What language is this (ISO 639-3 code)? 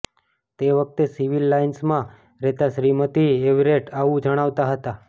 guj